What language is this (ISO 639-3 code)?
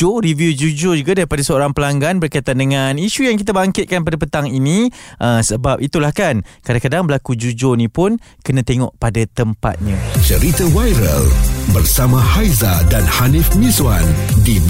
msa